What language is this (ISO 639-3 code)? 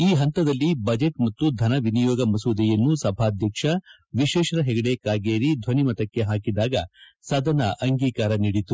kan